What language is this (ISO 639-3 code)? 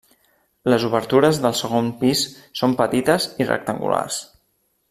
cat